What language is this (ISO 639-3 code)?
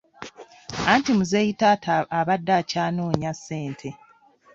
lug